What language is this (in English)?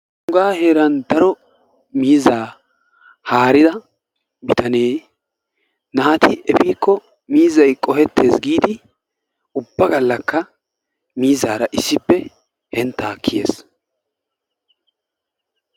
Wolaytta